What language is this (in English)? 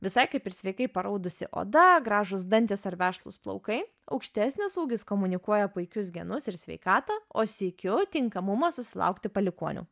Lithuanian